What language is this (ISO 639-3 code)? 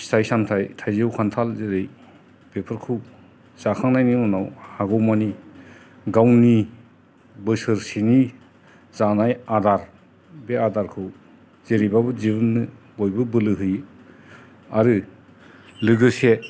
brx